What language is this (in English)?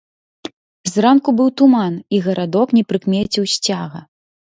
Belarusian